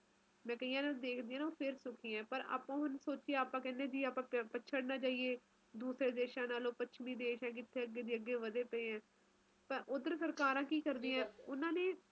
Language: Punjabi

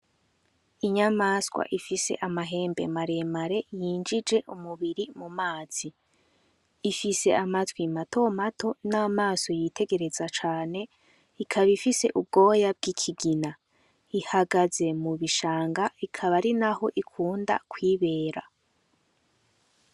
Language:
Rundi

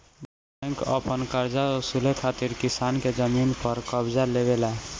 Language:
Bhojpuri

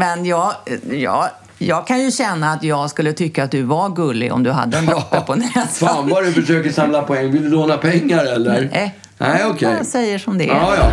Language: Swedish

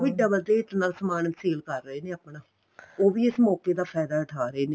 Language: Punjabi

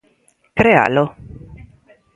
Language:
Galician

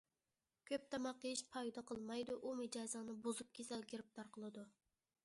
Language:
Uyghur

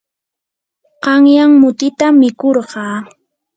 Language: Yanahuanca Pasco Quechua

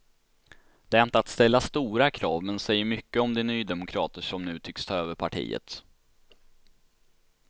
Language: Swedish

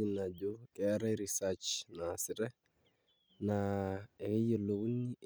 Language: Masai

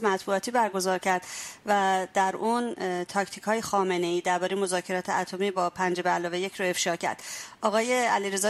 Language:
Persian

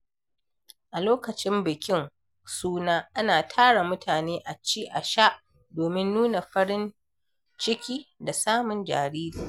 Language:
Hausa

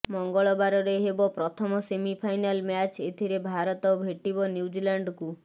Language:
Odia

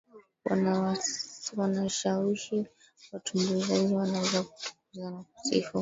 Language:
Swahili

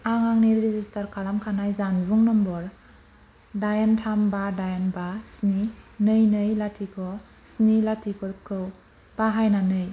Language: Bodo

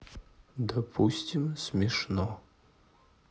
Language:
Russian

